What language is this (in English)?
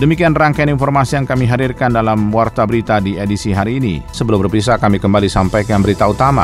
Indonesian